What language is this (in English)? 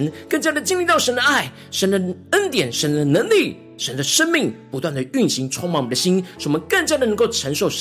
Chinese